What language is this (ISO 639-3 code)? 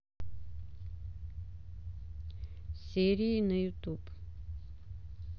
rus